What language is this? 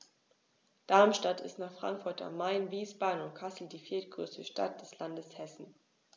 German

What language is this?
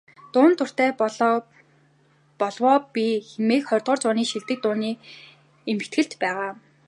Mongolian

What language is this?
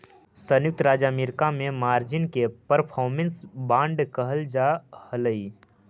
Magahi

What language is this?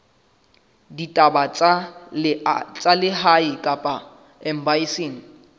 Southern Sotho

